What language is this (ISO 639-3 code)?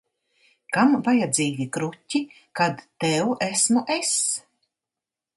lav